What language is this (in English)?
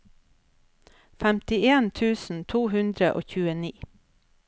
Norwegian